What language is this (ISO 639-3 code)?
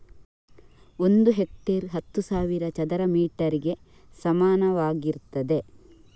kan